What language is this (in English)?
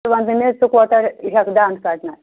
Kashmiri